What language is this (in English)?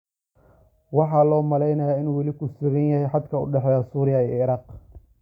Somali